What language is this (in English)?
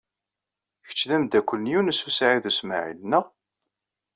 Kabyle